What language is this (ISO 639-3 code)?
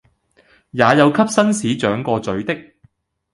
yue